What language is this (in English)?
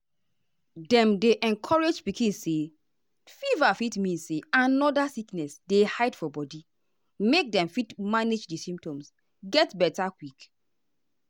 Nigerian Pidgin